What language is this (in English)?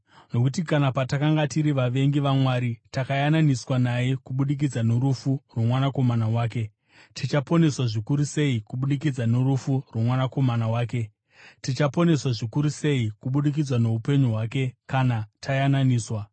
Shona